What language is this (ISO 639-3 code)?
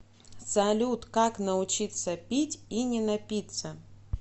rus